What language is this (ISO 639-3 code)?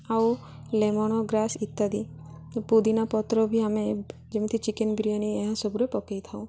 ori